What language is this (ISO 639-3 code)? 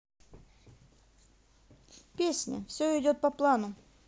rus